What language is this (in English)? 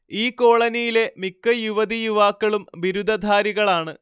Malayalam